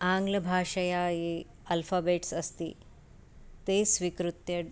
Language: Sanskrit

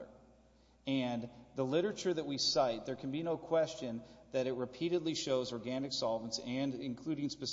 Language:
English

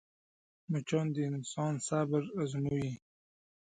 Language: Pashto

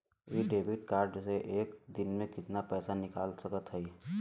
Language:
Bhojpuri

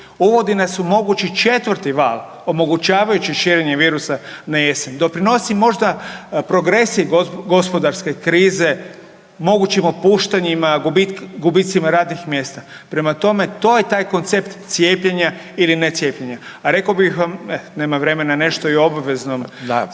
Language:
Croatian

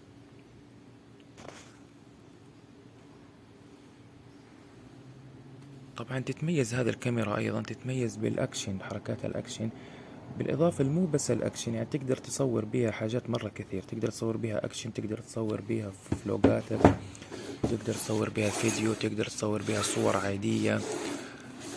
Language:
Arabic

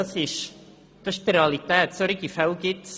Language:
Swiss German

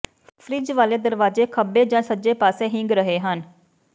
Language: Punjabi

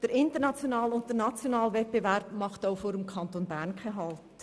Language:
Swiss German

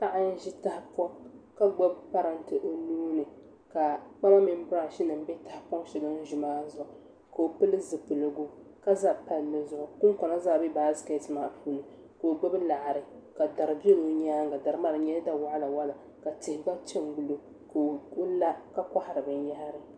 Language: Dagbani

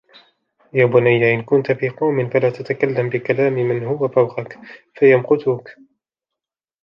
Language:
Arabic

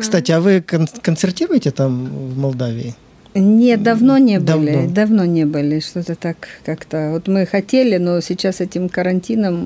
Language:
Russian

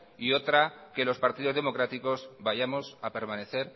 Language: Spanish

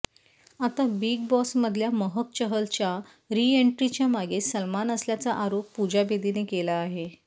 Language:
Marathi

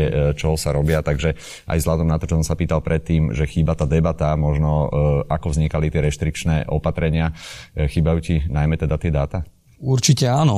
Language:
Slovak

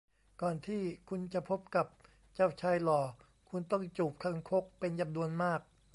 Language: Thai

